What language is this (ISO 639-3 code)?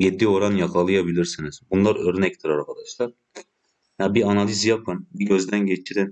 tur